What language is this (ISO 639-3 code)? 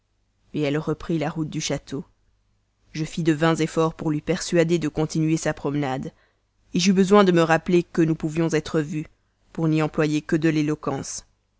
fra